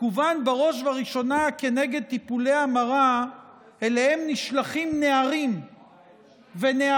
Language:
Hebrew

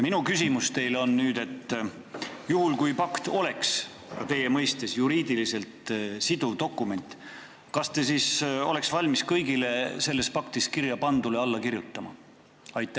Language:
Estonian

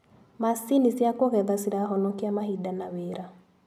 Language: Kikuyu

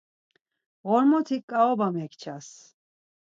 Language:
Laz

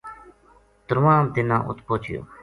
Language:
Gujari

